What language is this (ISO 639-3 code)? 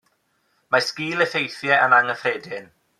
cym